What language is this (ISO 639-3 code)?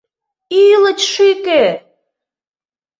chm